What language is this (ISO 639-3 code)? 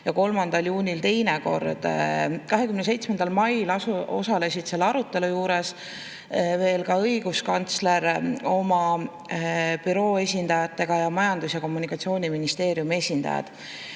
est